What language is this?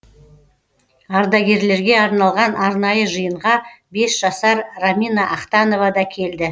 Kazakh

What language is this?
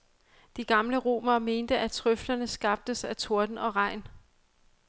Danish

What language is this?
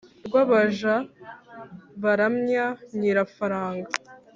Kinyarwanda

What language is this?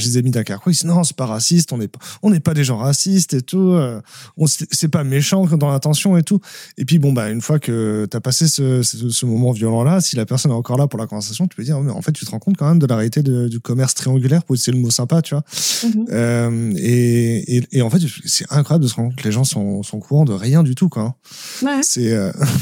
French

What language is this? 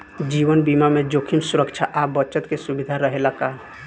Bhojpuri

